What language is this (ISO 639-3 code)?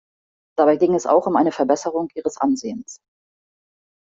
deu